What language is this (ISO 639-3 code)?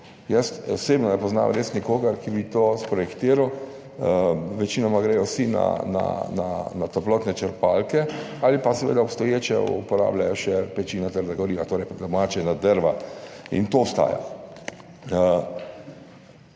slv